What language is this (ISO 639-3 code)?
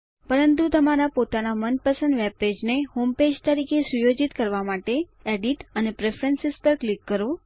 guj